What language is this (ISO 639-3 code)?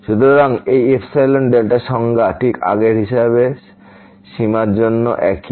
ben